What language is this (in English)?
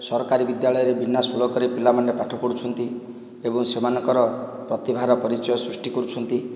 Odia